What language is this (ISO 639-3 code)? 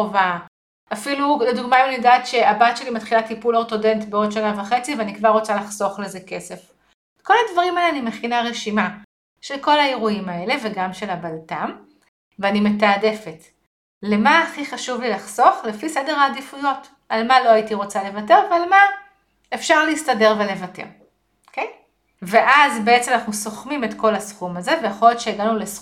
heb